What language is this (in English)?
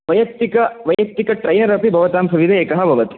Sanskrit